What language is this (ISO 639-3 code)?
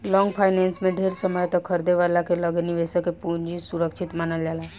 bho